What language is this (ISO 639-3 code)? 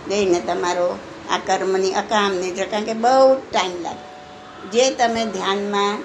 guj